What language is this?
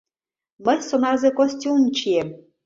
Mari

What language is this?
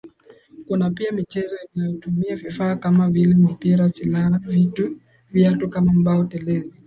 Swahili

